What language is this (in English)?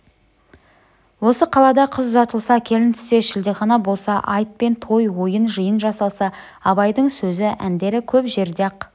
Kazakh